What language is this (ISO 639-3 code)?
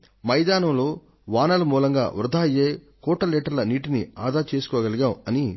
tel